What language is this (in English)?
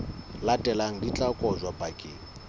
Southern Sotho